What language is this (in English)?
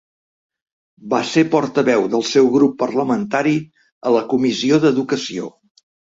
Catalan